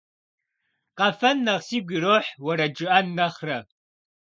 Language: Kabardian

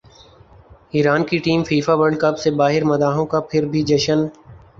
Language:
Urdu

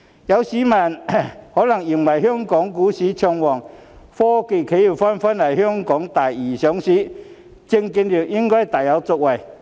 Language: Cantonese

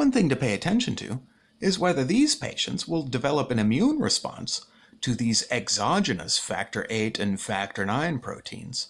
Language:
English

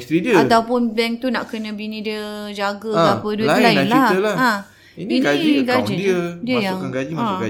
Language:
Malay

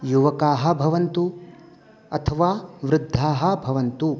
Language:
Sanskrit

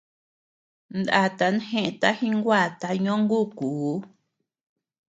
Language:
Tepeuxila Cuicatec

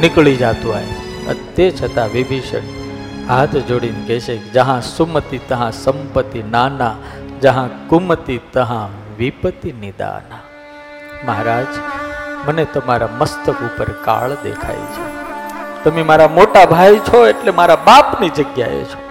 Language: Gujarati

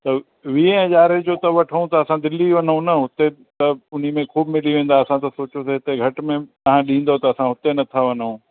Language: Sindhi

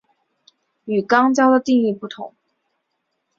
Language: Chinese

